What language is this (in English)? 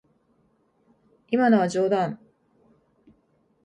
Japanese